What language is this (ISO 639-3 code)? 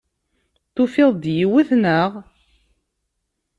kab